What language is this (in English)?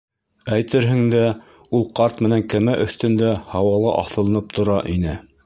Bashkir